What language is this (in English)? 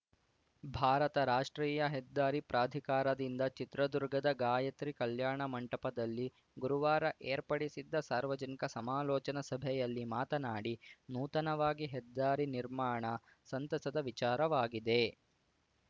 Kannada